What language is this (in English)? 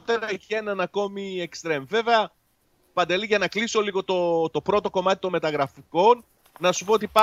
Greek